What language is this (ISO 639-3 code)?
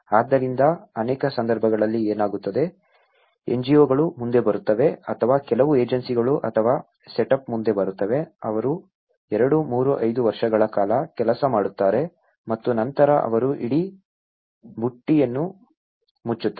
kan